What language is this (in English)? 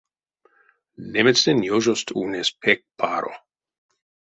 Erzya